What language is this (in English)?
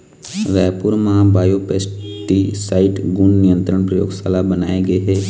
Chhattisgarhi